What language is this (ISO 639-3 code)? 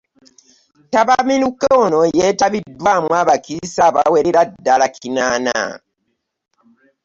lug